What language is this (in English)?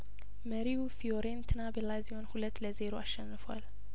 Amharic